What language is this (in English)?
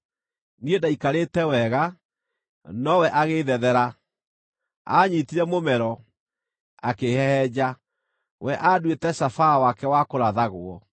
Kikuyu